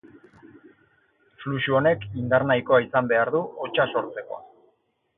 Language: Basque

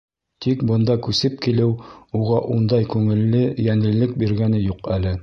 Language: Bashkir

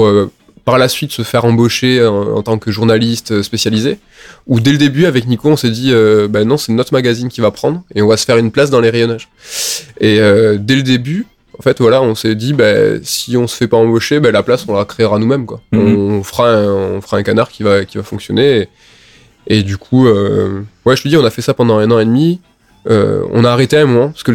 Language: French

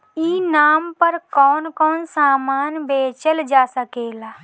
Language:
Bhojpuri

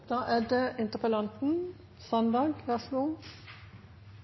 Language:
Norwegian Nynorsk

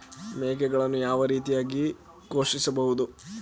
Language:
Kannada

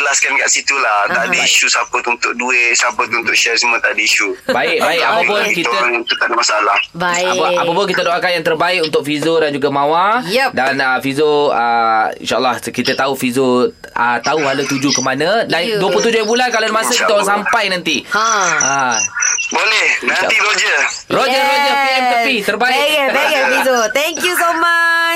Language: Malay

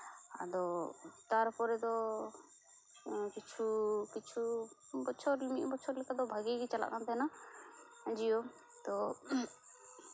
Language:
Santali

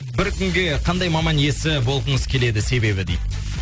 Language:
Kazakh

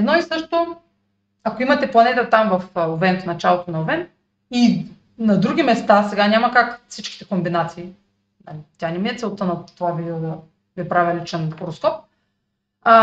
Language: Bulgarian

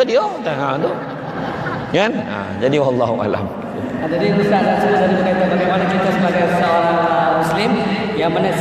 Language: Malay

